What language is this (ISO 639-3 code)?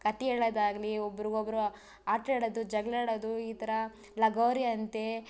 kan